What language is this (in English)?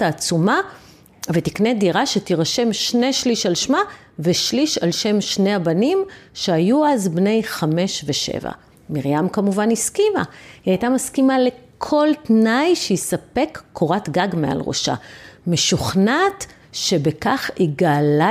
Hebrew